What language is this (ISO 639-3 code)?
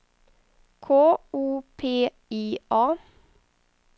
swe